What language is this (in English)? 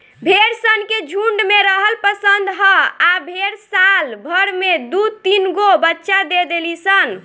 Bhojpuri